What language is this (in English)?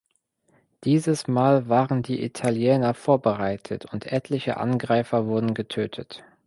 German